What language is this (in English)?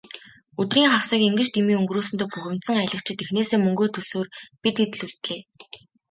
Mongolian